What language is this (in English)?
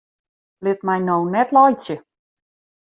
Western Frisian